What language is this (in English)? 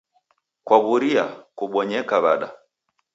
Taita